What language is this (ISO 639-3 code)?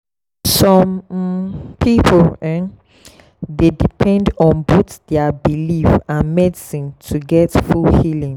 pcm